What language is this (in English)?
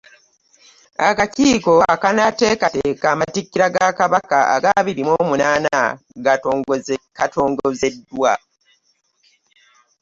Ganda